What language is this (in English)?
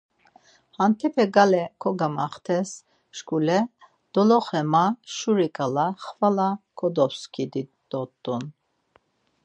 Laz